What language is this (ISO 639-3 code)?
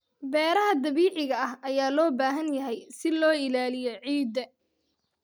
som